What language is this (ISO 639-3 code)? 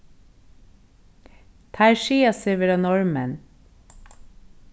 fao